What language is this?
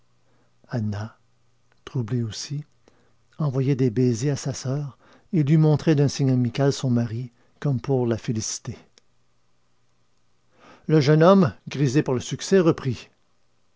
French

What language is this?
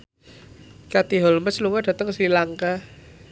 Javanese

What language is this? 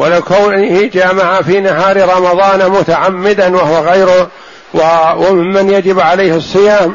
Arabic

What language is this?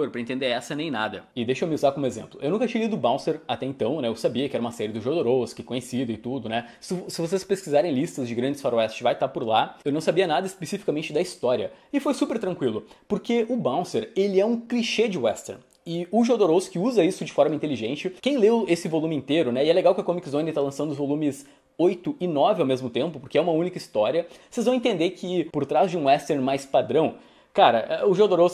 Portuguese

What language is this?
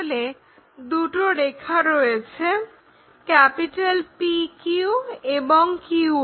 Bangla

